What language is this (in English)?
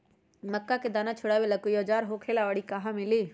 Magahi